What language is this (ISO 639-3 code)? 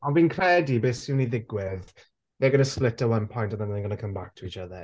cym